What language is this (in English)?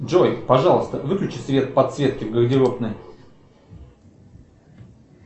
Russian